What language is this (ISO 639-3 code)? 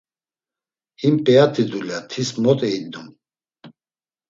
lzz